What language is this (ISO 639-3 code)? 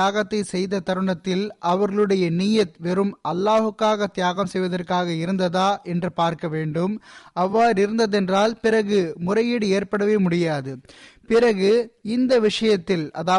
tam